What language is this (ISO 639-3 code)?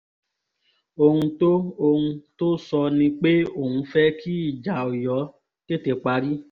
yor